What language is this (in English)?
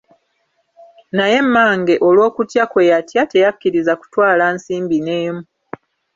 Ganda